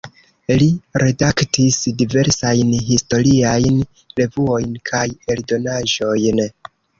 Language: Esperanto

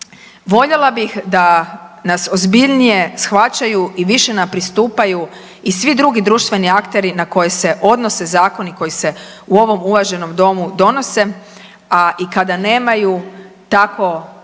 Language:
Croatian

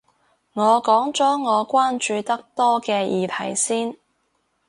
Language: Cantonese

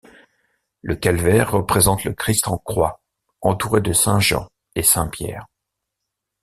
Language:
French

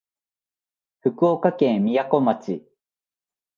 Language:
Japanese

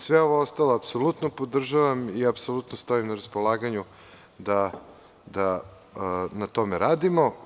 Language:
Serbian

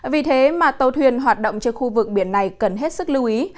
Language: Vietnamese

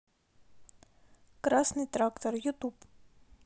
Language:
Russian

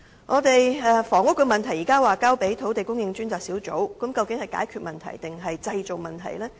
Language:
Cantonese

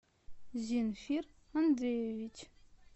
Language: Russian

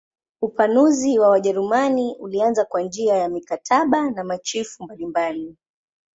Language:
Swahili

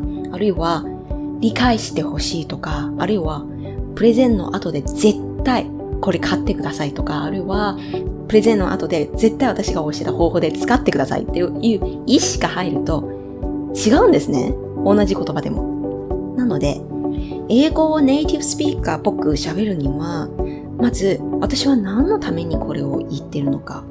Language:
Japanese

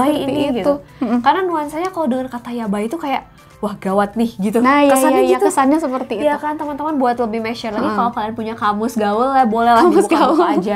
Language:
Indonesian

